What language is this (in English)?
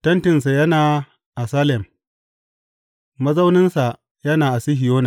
Hausa